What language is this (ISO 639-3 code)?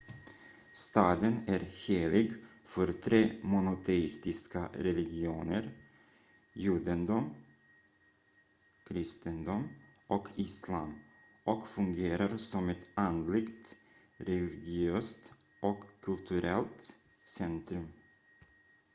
swe